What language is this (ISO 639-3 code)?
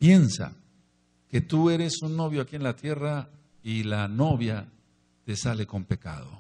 spa